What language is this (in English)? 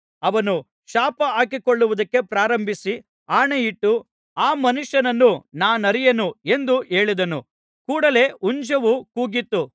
Kannada